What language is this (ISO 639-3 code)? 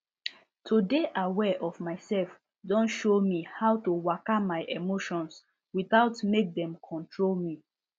pcm